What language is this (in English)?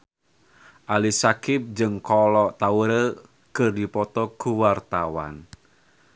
Sundanese